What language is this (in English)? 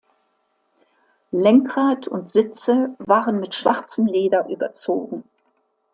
German